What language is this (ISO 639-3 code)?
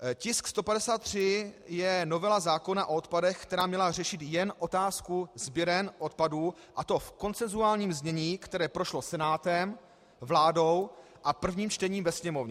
ces